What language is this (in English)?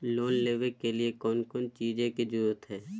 Magahi